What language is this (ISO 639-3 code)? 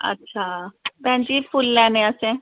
doi